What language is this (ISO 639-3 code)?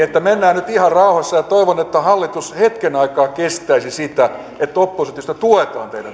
fin